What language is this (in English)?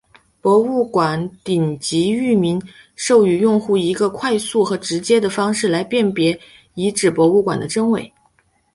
Chinese